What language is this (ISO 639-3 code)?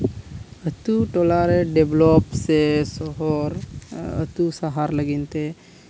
sat